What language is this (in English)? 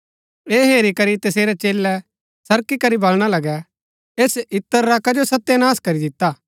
Gaddi